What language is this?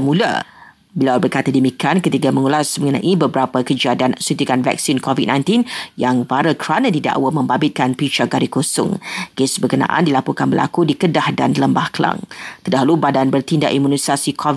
Malay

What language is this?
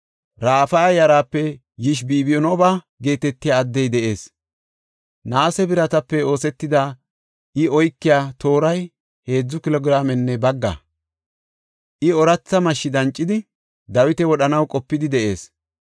Gofa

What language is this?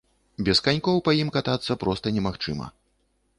Belarusian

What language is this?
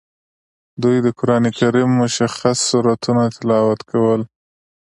Pashto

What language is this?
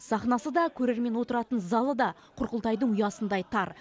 Kazakh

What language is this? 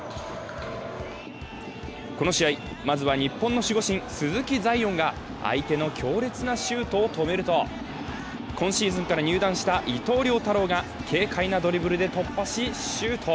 Japanese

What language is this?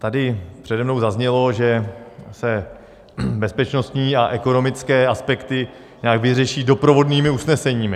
Czech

